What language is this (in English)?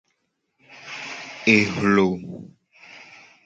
Gen